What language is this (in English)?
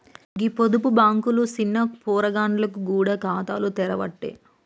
Telugu